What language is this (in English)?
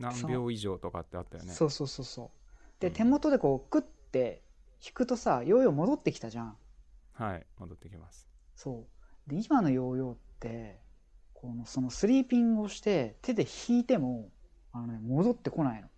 Japanese